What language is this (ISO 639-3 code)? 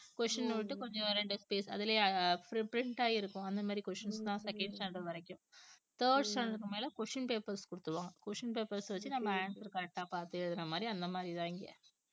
tam